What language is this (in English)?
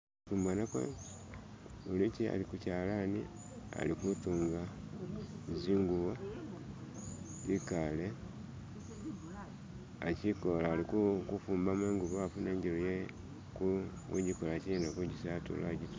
Masaaba